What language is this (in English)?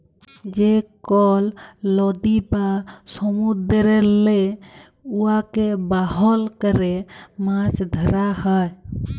Bangla